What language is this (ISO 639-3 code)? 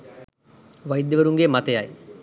sin